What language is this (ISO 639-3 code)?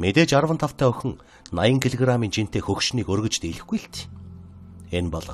tur